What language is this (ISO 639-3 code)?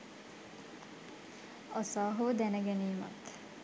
sin